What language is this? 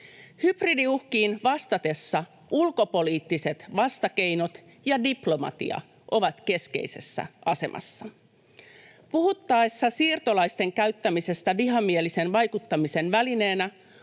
Finnish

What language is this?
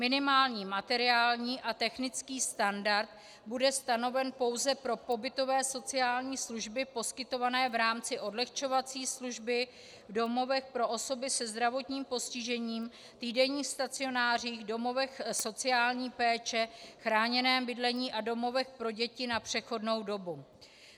Czech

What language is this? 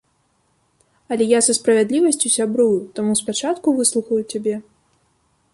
Belarusian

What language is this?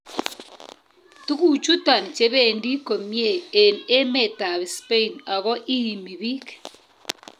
Kalenjin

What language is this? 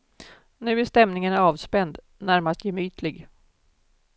Swedish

